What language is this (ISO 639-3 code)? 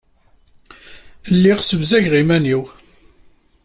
kab